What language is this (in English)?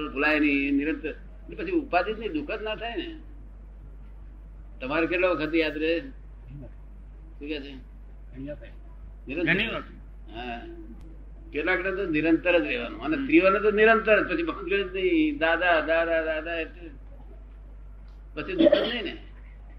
Gujarati